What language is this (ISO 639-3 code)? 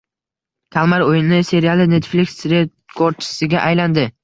uzb